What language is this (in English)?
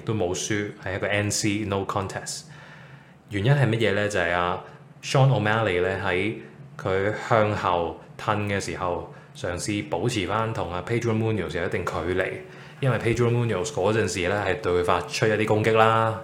Chinese